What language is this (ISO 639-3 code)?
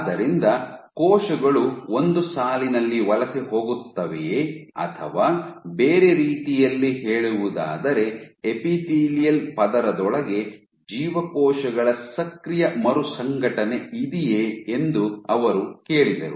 kan